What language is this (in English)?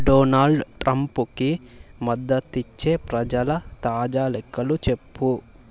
Telugu